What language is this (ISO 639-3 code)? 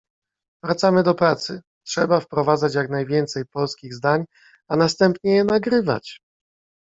pol